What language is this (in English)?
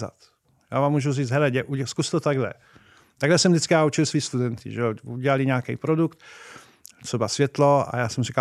Czech